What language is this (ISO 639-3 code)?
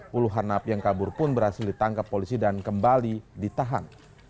ind